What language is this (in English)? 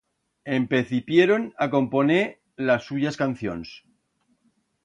Aragonese